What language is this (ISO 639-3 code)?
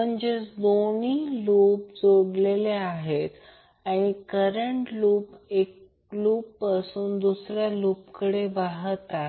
mar